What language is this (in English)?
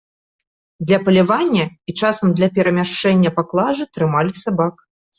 Belarusian